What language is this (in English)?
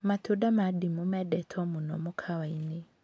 Kikuyu